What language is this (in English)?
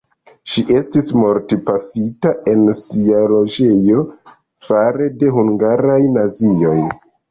Esperanto